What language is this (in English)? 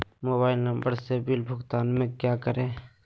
Magahi